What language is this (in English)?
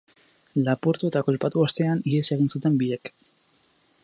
Basque